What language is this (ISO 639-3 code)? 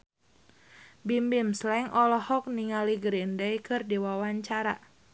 sun